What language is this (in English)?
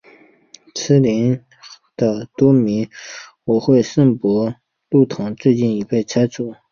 Chinese